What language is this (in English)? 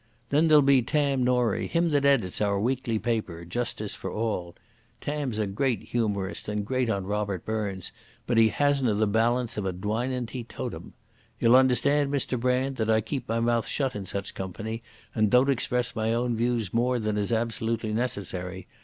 English